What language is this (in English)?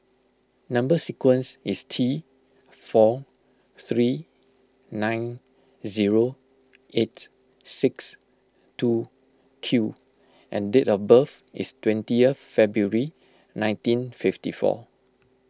English